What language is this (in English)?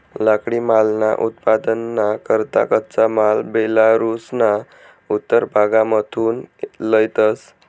Marathi